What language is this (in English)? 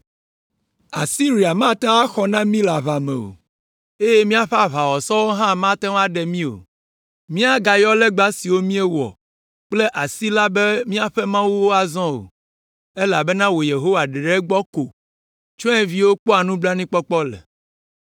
Ewe